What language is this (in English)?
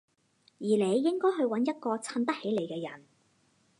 Cantonese